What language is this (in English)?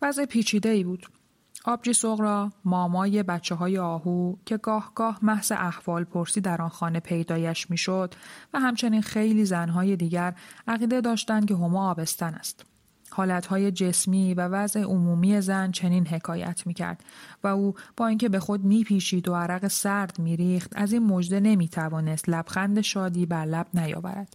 Persian